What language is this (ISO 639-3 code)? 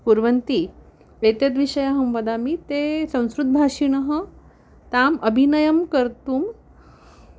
san